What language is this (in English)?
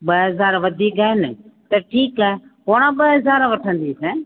Sindhi